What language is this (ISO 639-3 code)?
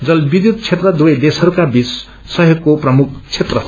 nep